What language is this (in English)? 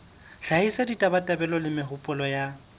Southern Sotho